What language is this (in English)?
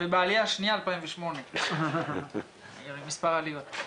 Hebrew